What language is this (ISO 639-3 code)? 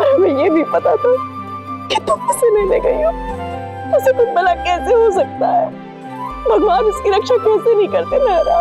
hin